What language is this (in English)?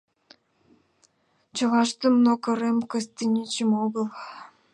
Mari